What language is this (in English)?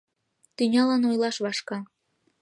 Mari